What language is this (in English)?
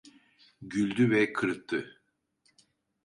Turkish